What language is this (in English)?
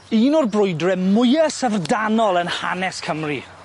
Welsh